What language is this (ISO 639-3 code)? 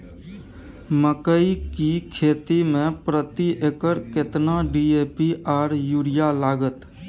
mai